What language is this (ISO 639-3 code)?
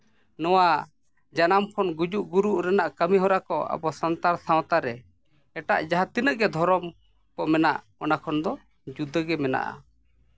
sat